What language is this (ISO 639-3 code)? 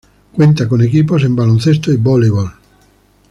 spa